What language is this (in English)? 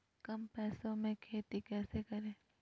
Magahi